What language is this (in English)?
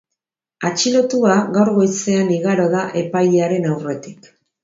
Basque